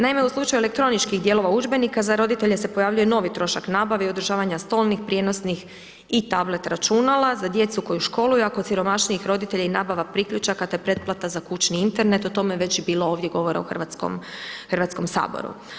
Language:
Croatian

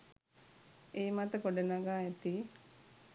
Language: Sinhala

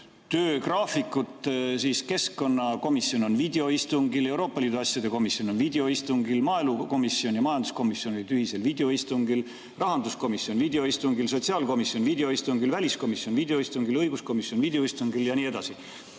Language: Estonian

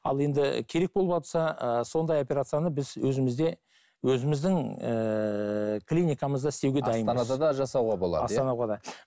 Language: Kazakh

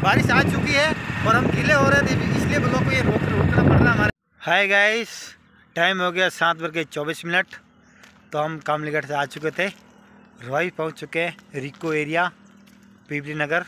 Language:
Hindi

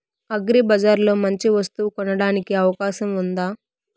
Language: Telugu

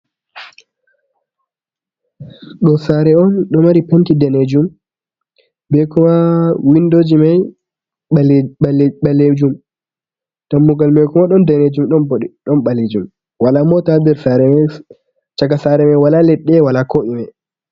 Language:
Fula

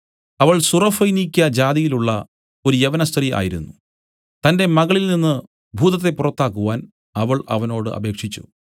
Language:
Malayalam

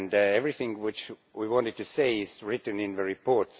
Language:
English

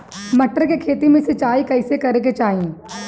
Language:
Bhojpuri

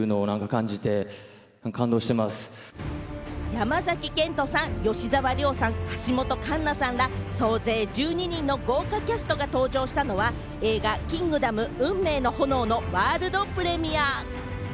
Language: Japanese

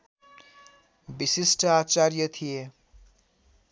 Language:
Nepali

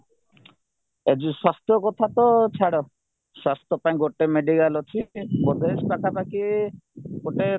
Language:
Odia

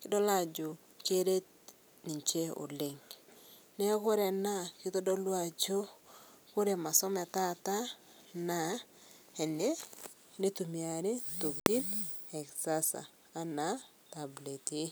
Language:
Masai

